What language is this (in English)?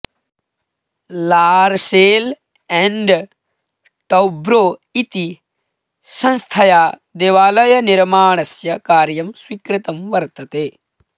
Sanskrit